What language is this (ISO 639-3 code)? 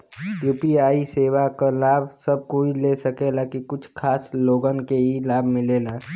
bho